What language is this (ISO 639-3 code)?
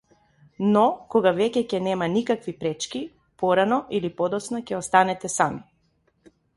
mkd